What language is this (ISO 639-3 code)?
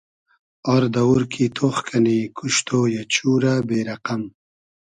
haz